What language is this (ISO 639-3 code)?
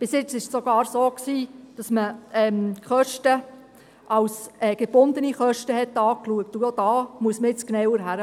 gsw